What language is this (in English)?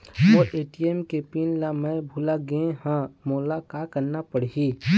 Chhattisgarhi